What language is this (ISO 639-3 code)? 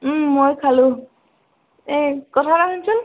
asm